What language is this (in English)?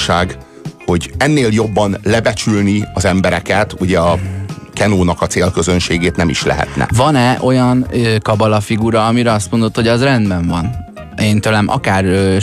Hungarian